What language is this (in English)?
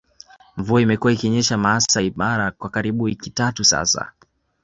Swahili